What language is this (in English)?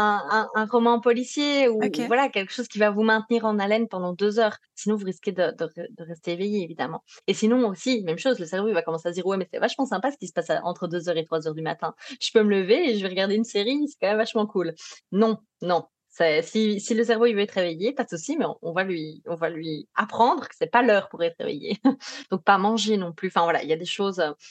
French